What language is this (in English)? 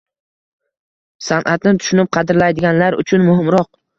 Uzbek